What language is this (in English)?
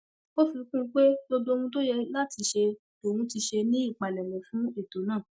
Yoruba